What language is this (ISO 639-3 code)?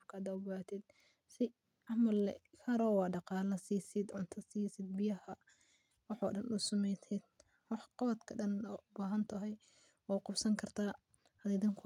som